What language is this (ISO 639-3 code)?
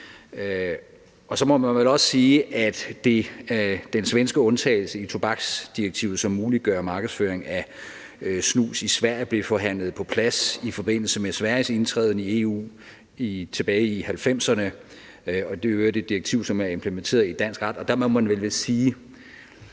dan